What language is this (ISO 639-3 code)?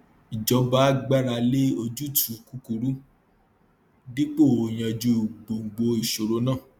yor